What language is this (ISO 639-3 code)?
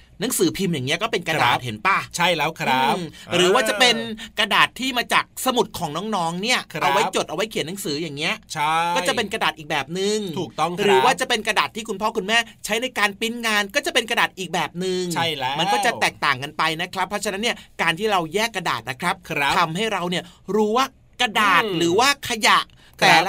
tha